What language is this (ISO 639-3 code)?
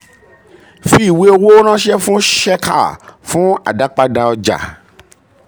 yor